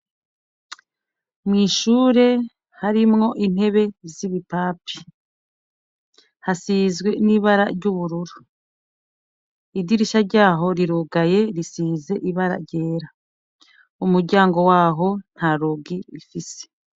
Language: Rundi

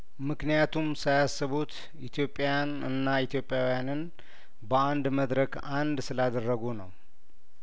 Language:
Amharic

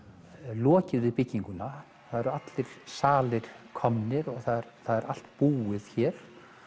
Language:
Icelandic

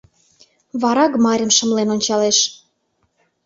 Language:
Mari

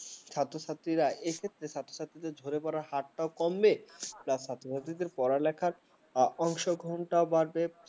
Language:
Bangla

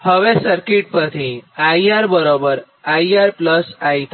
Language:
Gujarati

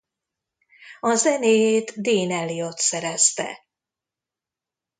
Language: Hungarian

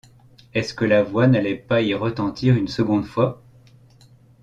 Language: French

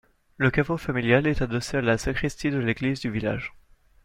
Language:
French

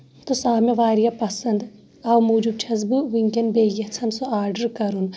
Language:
Kashmiri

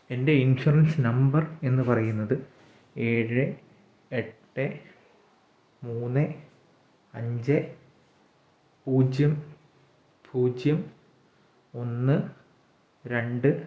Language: Malayalam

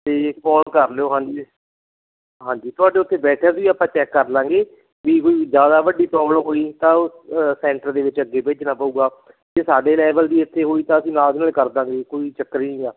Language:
Punjabi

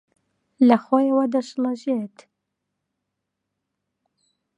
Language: Central Kurdish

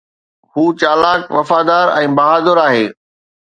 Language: Sindhi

